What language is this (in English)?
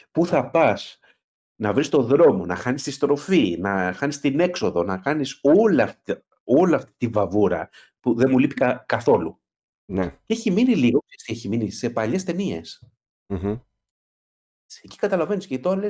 Greek